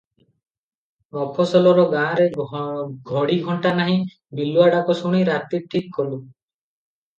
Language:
Odia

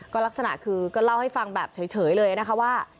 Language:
Thai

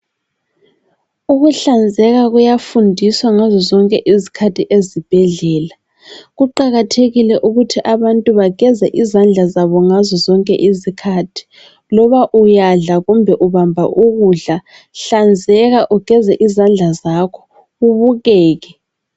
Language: North Ndebele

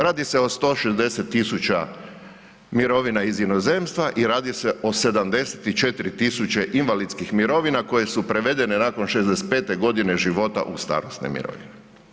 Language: Croatian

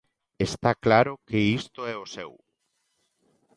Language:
Galician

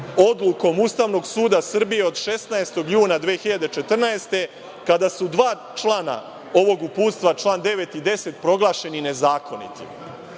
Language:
Serbian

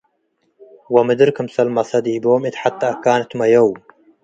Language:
Tigre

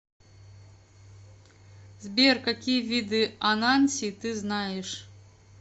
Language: Russian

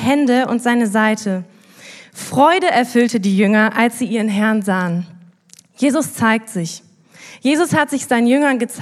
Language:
German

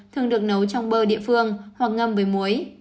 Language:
Vietnamese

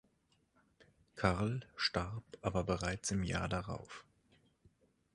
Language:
German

